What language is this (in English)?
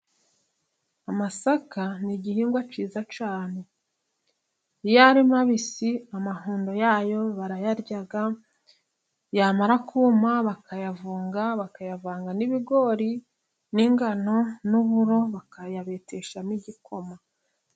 Kinyarwanda